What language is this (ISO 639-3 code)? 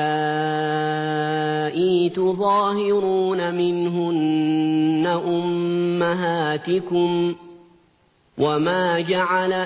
ara